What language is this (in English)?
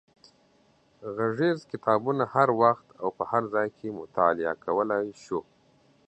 Pashto